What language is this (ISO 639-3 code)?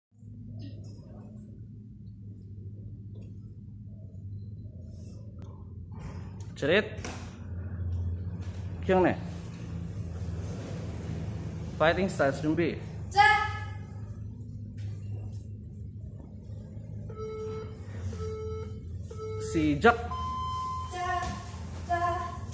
ind